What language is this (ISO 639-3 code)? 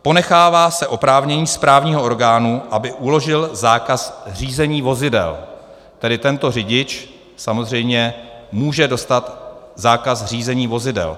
ces